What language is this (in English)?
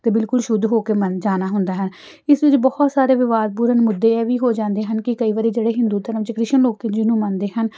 Punjabi